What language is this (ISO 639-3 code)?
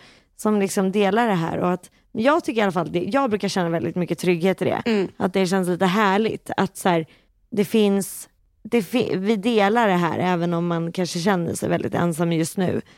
swe